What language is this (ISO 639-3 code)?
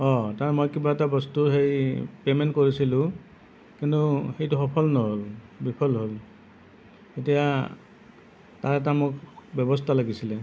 asm